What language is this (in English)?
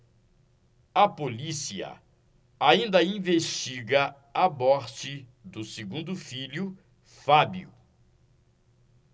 Portuguese